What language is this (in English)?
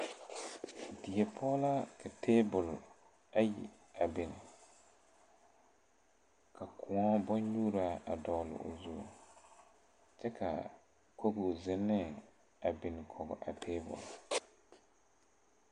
Southern Dagaare